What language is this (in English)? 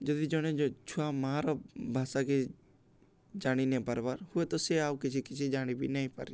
Odia